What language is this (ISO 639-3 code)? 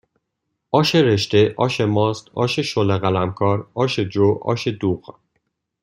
fas